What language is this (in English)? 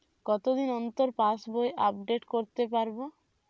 Bangla